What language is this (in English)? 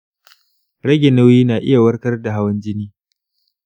Hausa